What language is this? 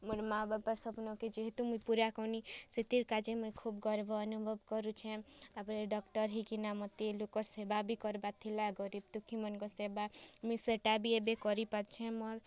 Odia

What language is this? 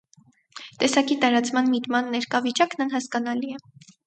Armenian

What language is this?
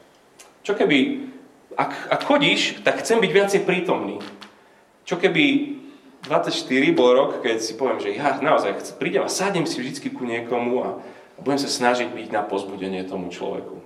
Slovak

